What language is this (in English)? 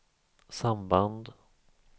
Swedish